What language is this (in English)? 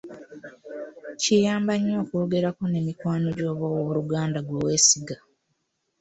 Ganda